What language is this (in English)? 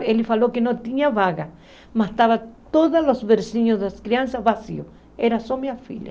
Portuguese